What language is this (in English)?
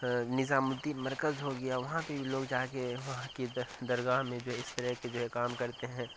Urdu